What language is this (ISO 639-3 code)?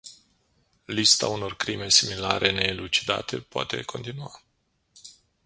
ron